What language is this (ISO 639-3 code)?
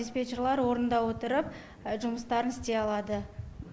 kaz